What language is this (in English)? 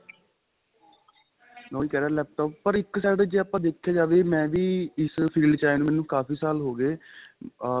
Punjabi